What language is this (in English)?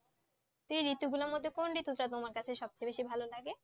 Bangla